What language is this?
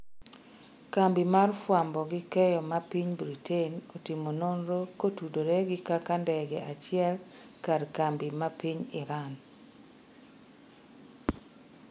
Luo (Kenya and Tanzania)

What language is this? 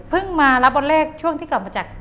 Thai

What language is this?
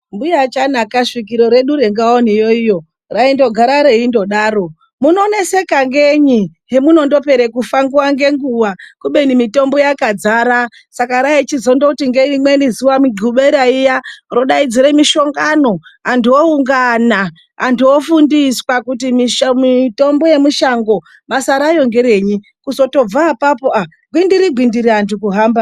Ndau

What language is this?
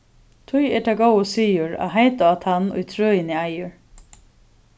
Faroese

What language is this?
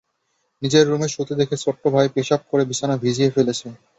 Bangla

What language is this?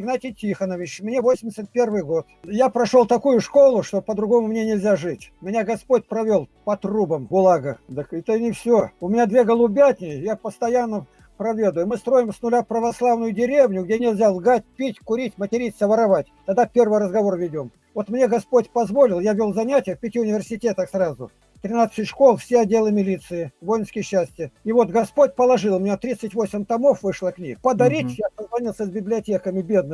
Russian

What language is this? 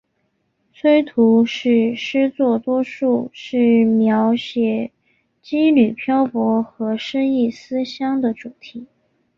Chinese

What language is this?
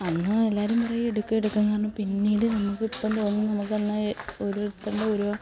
Malayalam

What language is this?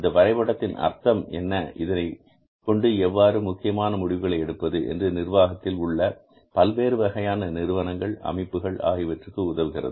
Tamil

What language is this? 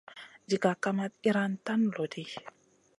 Masana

